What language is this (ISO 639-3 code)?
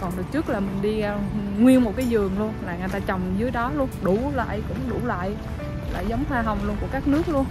vie